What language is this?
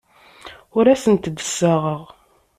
Kabyle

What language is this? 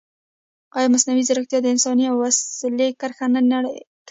Pashto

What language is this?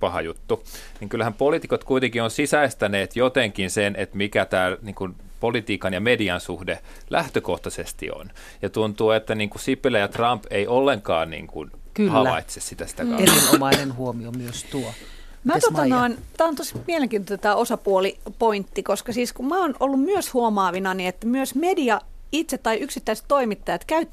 Finnish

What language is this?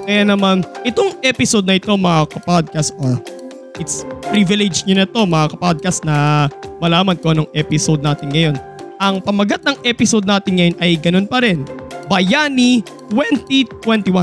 Filipino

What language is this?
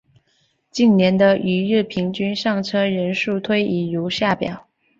Chinese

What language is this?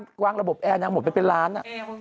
Thai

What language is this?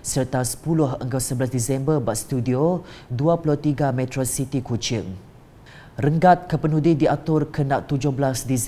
Malay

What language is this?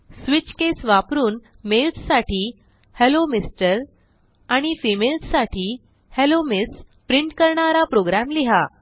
Marathi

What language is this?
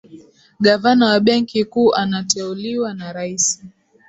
Swahili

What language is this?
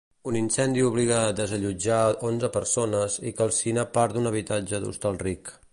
Catalan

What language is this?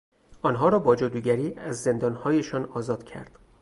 Persian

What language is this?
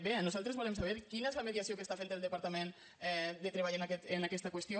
Catalan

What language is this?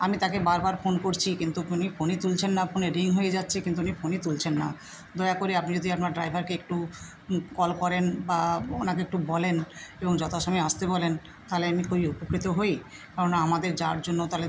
Bangla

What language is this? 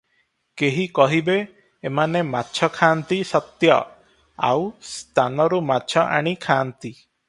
Odia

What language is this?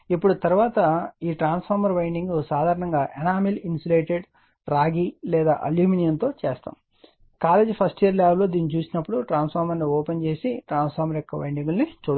Telugu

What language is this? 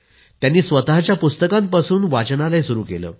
Marathi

